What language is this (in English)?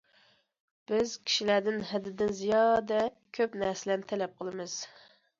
Uyghur